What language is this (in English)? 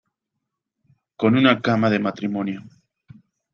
Spanish